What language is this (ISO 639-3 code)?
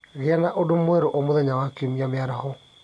kik